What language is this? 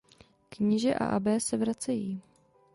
Czech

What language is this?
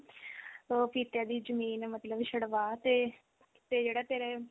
Punjabi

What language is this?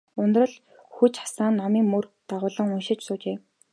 Mongolian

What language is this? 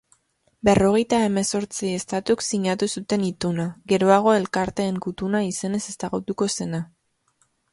Basque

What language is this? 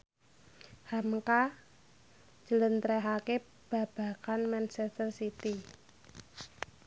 Javanese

